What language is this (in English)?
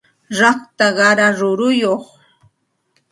Santa Ana de Tusi Pasco Quechua